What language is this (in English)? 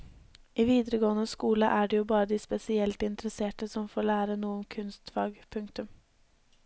Norwegian